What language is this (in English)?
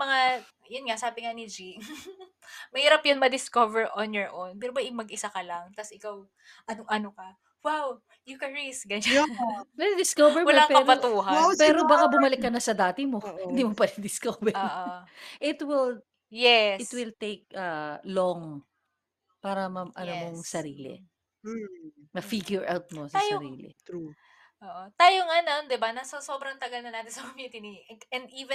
Filipino